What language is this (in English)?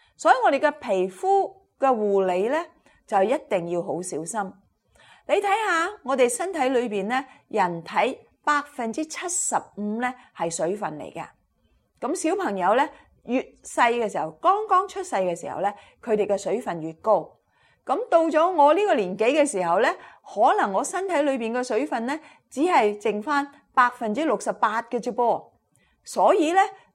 Chinese